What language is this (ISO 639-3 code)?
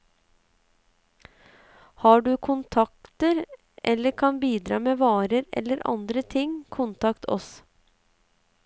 nor